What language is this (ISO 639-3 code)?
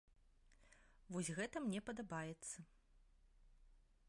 bel